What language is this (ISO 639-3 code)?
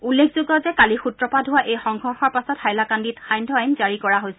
asm